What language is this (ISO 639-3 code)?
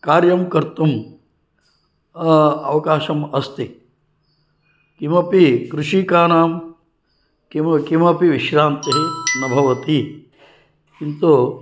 san